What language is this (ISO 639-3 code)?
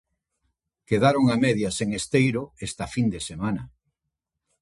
glg